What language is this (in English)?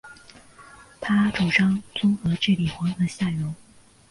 Chinese